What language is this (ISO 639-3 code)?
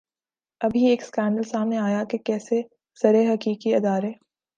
urd